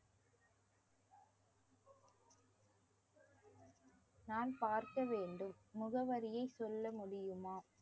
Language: Tamil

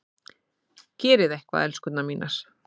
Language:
Icelandic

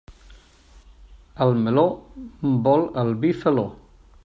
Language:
Catalan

